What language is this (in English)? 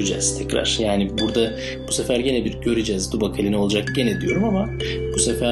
Turkish